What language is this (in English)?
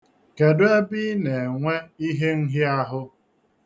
Igbo